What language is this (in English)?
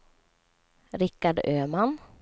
Swedish